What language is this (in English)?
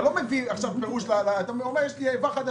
Hebrew